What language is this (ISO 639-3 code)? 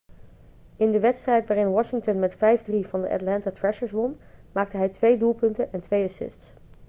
nld